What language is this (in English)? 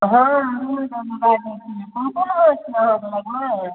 Maithili